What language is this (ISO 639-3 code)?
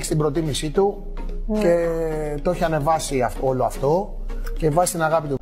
ell